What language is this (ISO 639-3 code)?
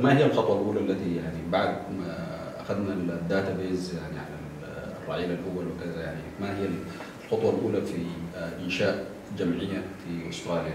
ara